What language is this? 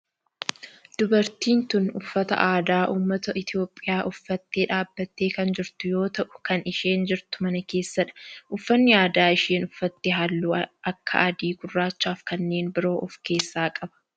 Oromo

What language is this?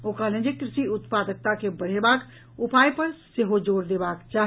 Maithili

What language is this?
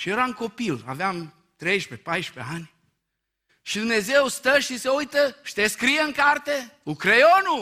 Romanian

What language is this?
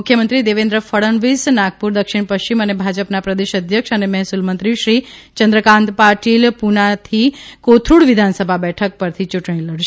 Gujarati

